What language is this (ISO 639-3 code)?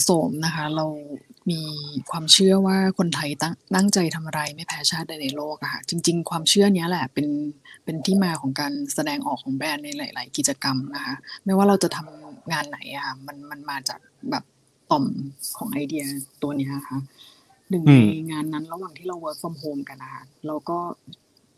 tha